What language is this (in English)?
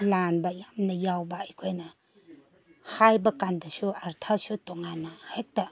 Manipuri